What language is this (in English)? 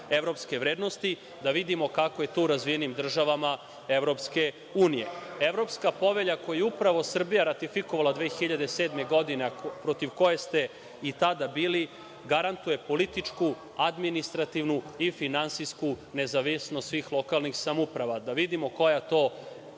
Serbian